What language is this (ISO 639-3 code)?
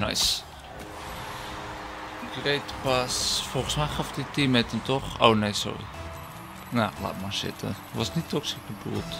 nld